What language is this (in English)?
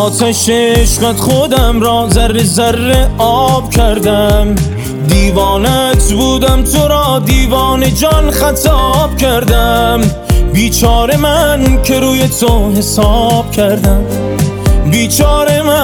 Persian